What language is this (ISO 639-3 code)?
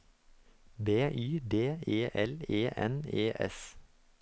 nor